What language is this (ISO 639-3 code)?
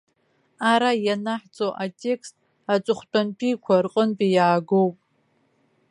abk